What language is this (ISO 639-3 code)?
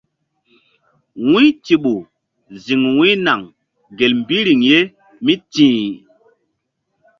mdd